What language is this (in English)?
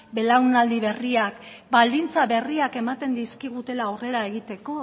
Basque